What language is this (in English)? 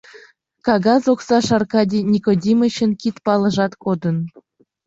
Mari